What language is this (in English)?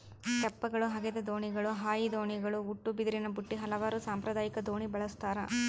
Kannada